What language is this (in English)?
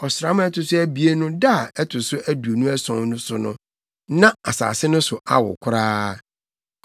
Akan